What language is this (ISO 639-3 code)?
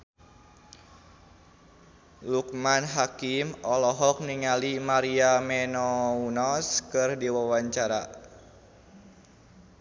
sun